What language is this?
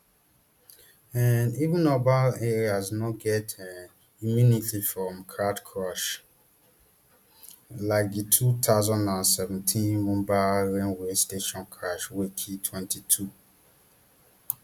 Nigerian Pidgin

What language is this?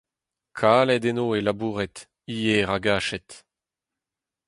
Breton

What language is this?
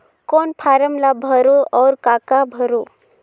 Chhattisgarhi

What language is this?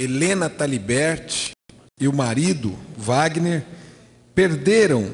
Portuguese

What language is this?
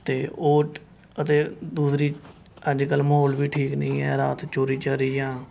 Punjabi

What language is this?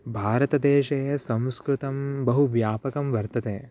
Sanskrit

